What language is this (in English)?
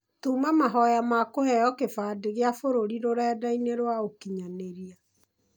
Kikuyu